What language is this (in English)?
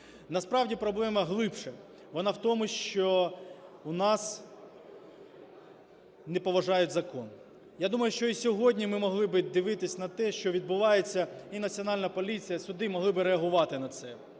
Ukrainian